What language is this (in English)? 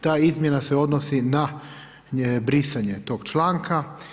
Croatian